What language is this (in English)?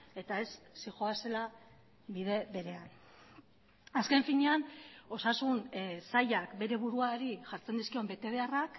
Basque